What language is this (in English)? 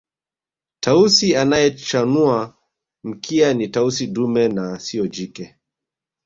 Swahili